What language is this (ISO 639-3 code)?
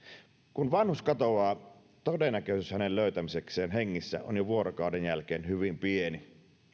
fin